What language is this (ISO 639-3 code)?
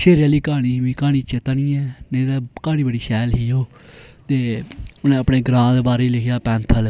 doi